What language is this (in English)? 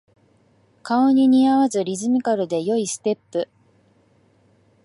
Japanese